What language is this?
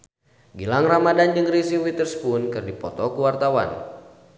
Sundanese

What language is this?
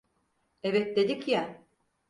Turkish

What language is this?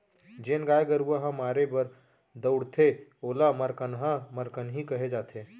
Chhattisgarhi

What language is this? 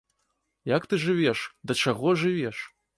Belarusian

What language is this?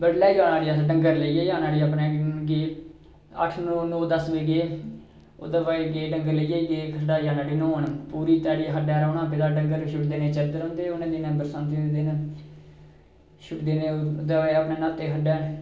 Dogri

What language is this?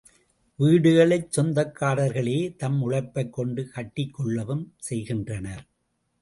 Tamil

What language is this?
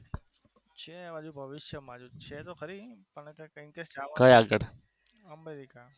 Gujarati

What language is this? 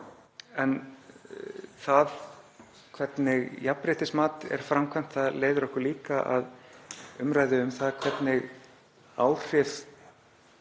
Icelandic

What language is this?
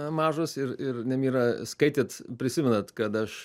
Lithuanian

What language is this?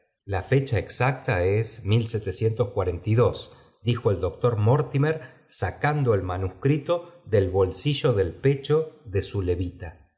Spanish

